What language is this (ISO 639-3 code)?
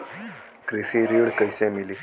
bho